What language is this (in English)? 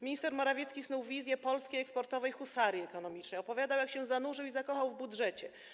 Polish